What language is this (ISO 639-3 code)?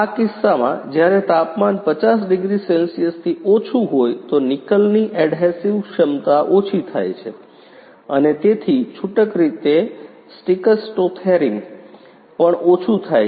guj